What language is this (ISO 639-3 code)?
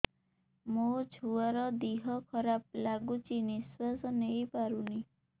ori